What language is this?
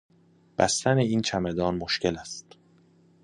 Persian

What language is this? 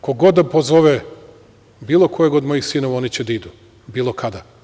Serbian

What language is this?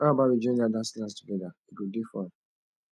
Nigerian Pidgin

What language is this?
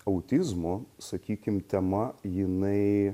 Lithuanian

